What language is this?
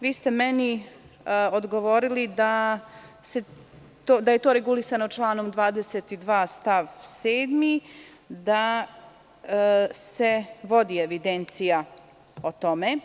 Serbian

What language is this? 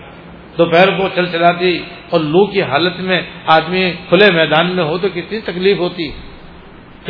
Persian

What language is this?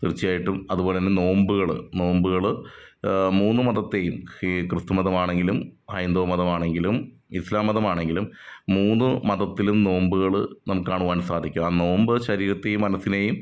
Malayalam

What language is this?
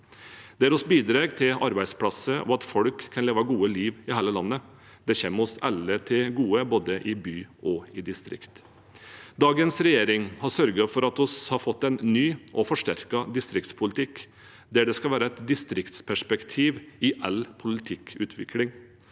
Norwegian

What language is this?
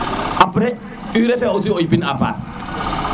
Serer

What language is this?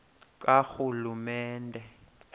Xhosa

